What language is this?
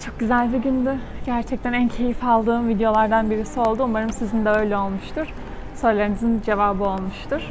Turkish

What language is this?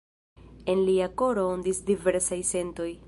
Esperanto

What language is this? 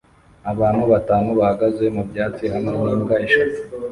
Kinyarwanda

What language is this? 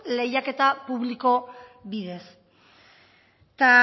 Basque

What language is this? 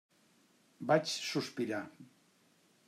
Catalan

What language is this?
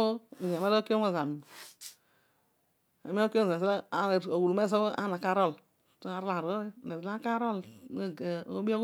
Odual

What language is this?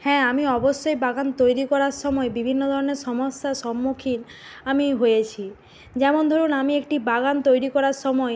Bangla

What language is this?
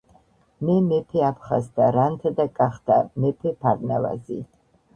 Georgian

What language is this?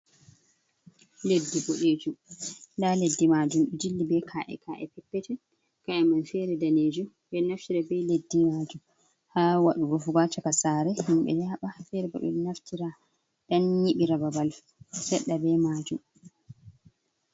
Fula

